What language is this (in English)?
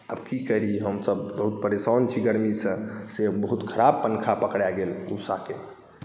Maithili